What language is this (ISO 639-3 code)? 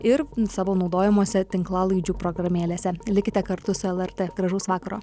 lit